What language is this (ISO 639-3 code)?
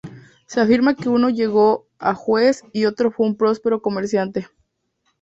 spa